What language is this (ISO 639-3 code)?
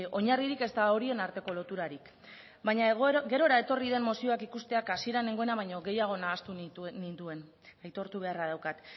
eus